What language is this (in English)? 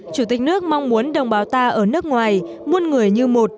Vietnamese